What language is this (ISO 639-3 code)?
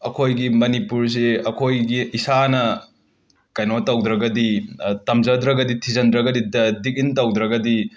mni